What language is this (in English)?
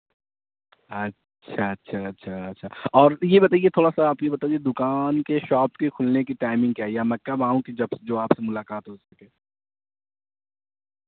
Urdu